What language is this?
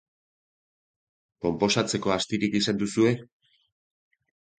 Basque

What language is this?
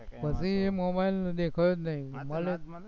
Gujarati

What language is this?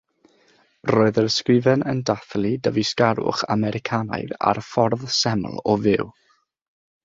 Welsh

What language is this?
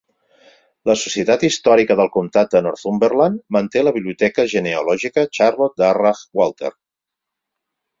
Catalan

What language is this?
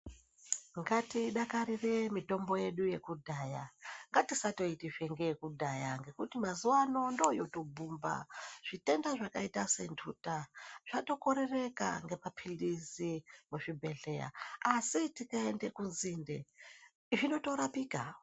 Ndau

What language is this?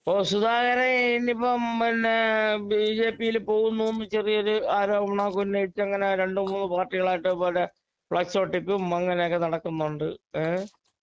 Malayalam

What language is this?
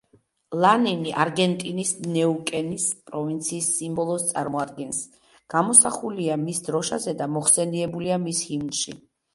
Georgian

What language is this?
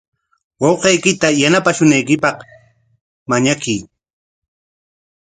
Corongo Ancash Quechua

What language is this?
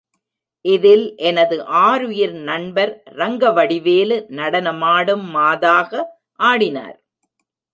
Tamil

